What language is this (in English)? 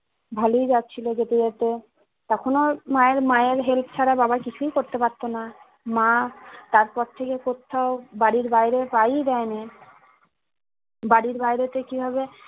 Bangla